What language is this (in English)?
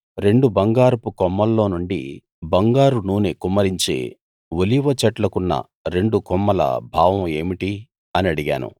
Telugu